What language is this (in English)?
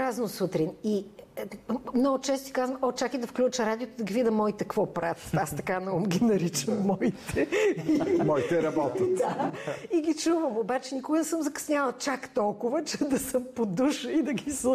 Bulgarian